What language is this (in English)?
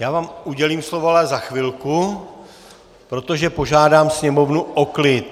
Czech